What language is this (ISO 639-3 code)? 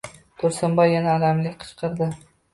uzb